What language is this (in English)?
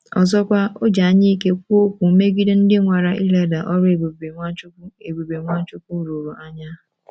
Igbo